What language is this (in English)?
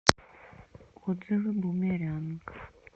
Russian